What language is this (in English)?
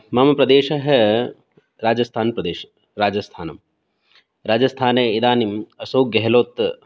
Sanskrit